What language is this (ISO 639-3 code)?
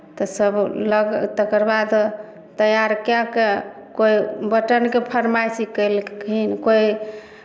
mai